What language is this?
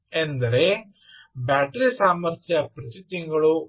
Kannada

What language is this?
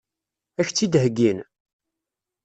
Kabyle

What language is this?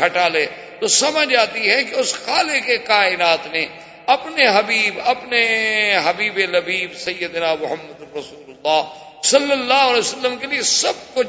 Urdu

